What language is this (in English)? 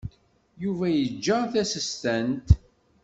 Kabyle